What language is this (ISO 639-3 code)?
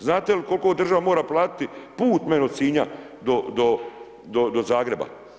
hrv